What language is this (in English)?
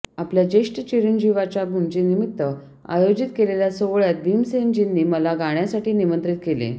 Marathi